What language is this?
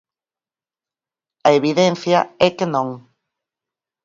Galician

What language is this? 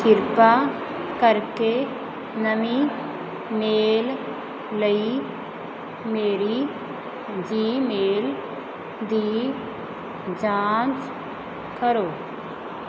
Punjabi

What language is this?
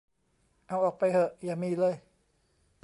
Thai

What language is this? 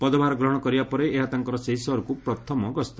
Odia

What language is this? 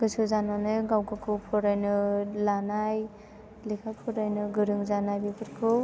Bodo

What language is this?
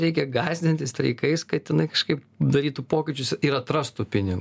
Lithuanian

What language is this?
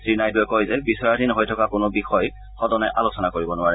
Assamese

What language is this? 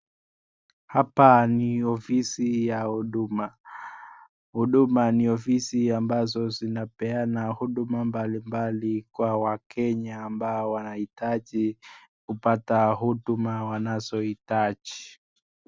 Swahili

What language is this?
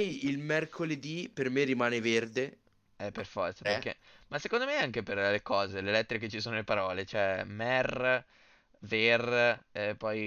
Italian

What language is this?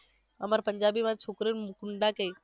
Gujarati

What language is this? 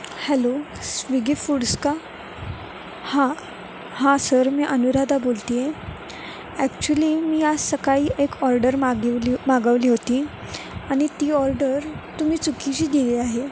Marathi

